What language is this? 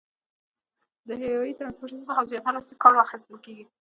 Pashto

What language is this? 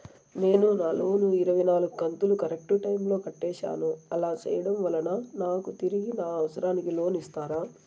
Telugu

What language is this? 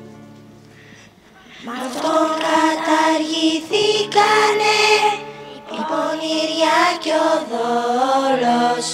Greek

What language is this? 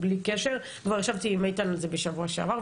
Hebrew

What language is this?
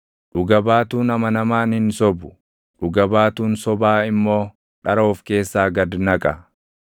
Oromo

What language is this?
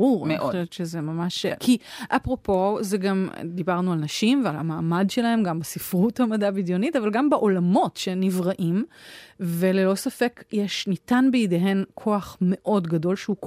Hebrew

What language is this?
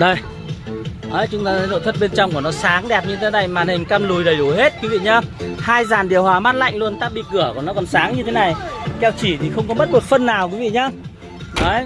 Vietnamese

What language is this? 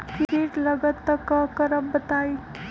Magahi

